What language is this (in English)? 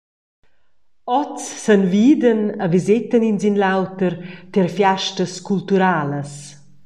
Romansh